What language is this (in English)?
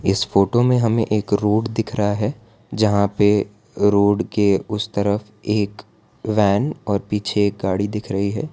Hindi